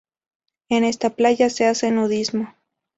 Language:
Spanish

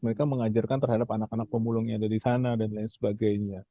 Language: Indonesian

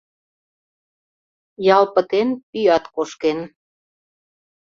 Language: Mari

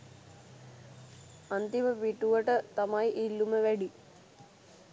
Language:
Sinhala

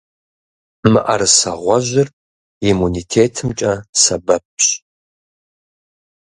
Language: Kabardian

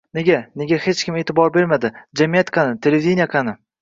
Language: Uzbek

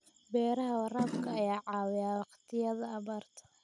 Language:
Somali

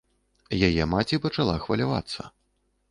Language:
Belarusian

